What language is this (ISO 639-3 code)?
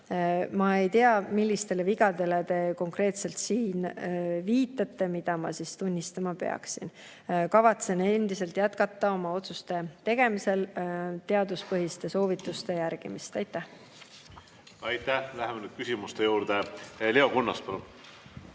est